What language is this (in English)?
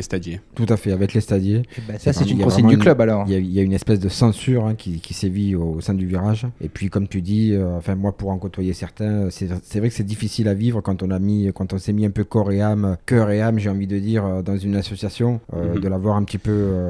French